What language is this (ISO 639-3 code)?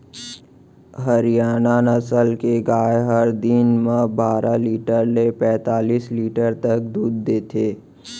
hne